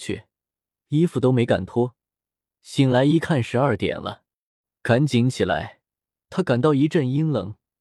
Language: Chinese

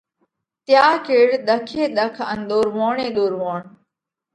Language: Parkari Koli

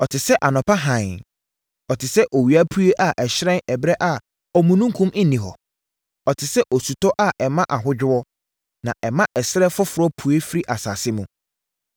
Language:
Akan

